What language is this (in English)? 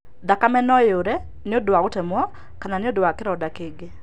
Kikuyu